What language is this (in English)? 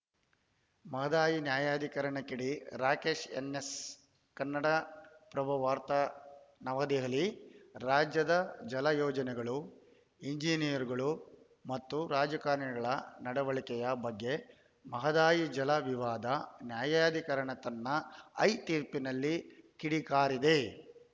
Kannada